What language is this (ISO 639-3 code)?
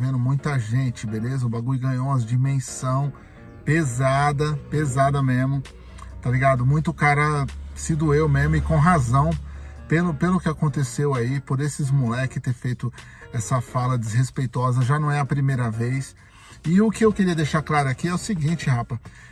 por